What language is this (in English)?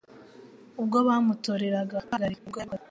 Kinyarwanda